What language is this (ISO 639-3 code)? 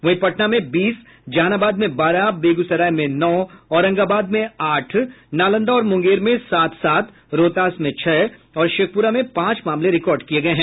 hin